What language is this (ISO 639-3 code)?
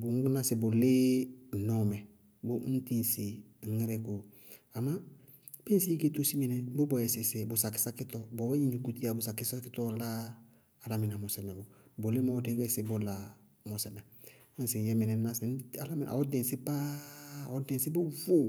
bqg